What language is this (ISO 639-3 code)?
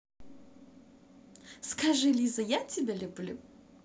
rus